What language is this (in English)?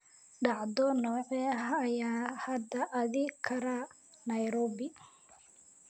Somali